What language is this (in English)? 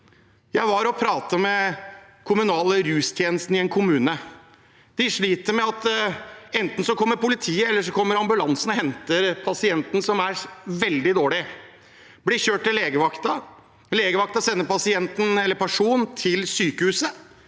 Norwegian